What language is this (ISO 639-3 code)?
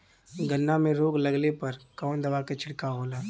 bho